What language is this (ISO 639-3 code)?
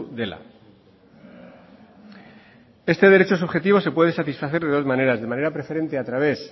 spa